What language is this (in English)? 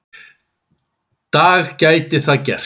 Icelandic